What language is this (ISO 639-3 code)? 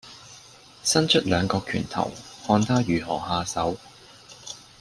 yue